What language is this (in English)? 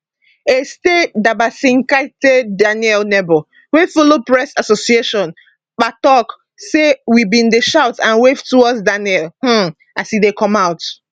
Nigerian Pidgin